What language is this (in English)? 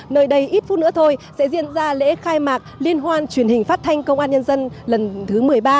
Vietnamese